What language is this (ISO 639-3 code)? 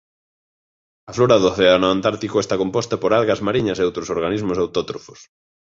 glg